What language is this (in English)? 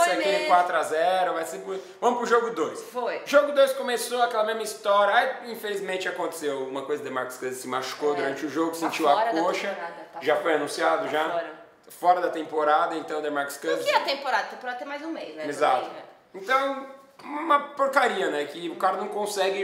Portuguese